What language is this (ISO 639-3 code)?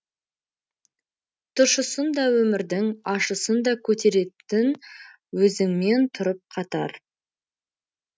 kaz